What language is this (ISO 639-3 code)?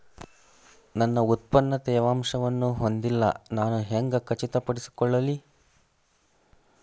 kan